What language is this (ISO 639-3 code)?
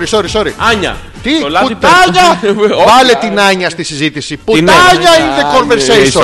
ell